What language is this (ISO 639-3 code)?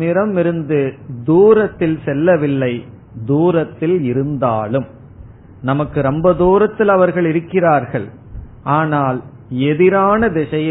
tam